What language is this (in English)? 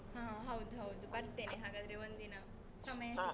Kannada